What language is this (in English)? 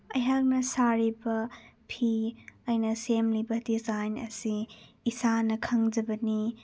Manipuri